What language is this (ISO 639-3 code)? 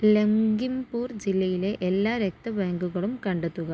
mal